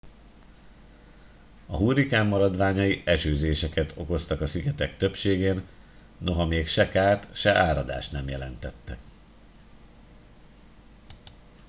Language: Hungarian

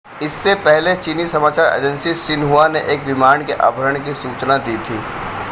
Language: Hindi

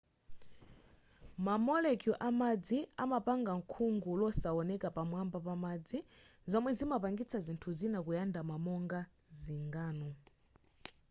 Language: Nyanja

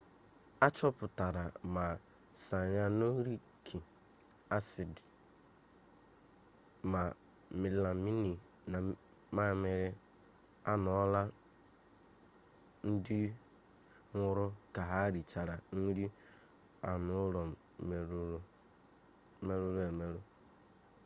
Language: Igbo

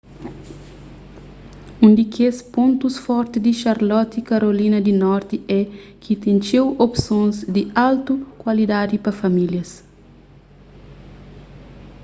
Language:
Kabuverdianu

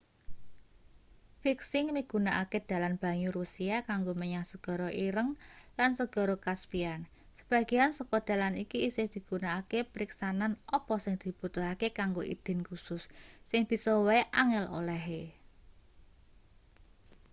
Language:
Javanese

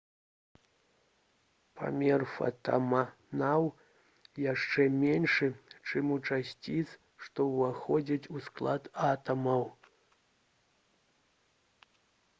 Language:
Belarusian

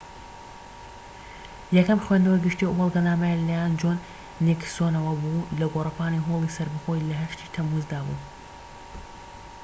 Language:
Central Kurdish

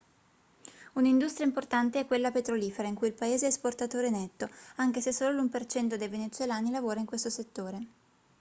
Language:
Italian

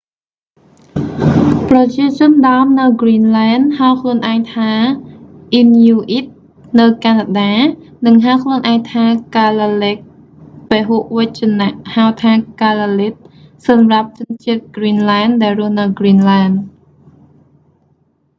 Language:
Khmer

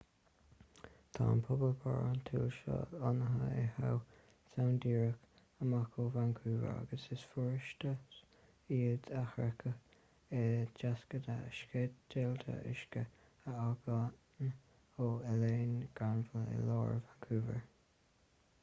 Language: Irish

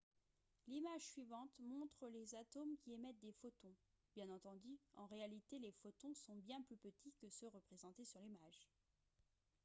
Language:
French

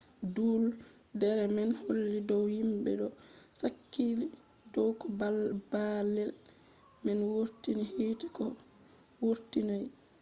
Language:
Fula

